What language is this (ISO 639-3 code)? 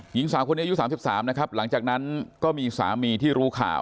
tha